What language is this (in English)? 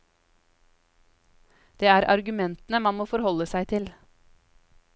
Norwegian